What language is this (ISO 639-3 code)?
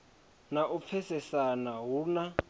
ven